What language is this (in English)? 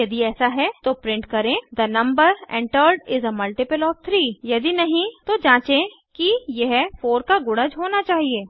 Hindi